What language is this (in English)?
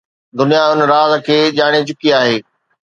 Sindhi